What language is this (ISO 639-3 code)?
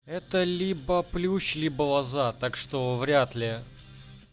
rus